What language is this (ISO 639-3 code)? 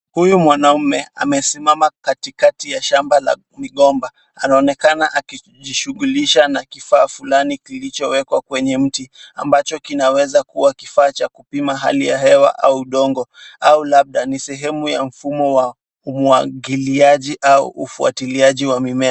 swa